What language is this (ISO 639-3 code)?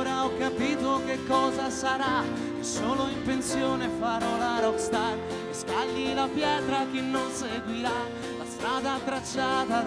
ita